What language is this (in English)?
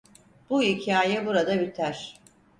Turkish